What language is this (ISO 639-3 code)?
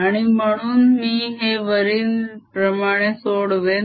mar